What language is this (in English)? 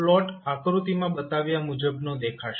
Gujarati